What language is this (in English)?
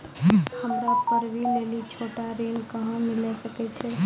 Maithili